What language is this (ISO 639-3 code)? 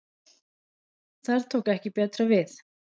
isl